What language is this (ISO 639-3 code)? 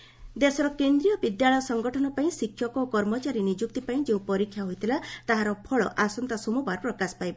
ori